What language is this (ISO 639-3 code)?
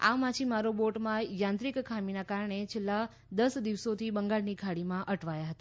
guj